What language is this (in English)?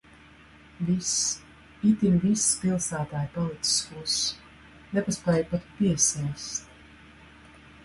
Latvian